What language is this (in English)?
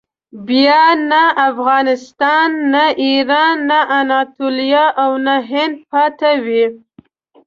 Pashto